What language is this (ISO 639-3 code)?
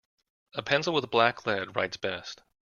eng